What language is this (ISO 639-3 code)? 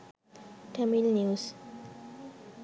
sin